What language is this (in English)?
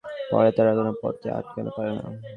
Bangla